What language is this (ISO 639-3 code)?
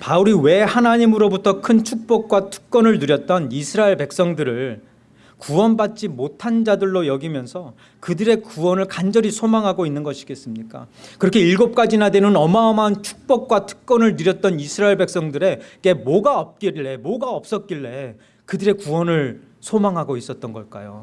kor